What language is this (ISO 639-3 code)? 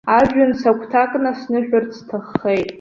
abk